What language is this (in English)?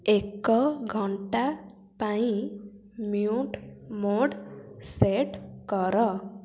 Odia